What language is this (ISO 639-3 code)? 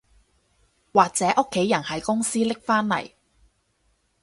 yue